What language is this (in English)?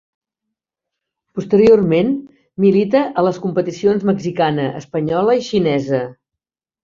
Catalan